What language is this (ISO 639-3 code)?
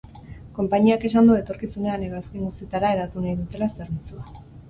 eus